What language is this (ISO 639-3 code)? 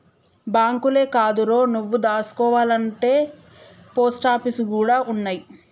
tel